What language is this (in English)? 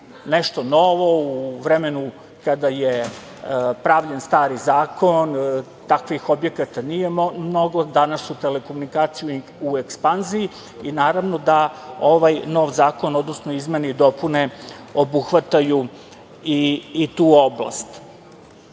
Serbian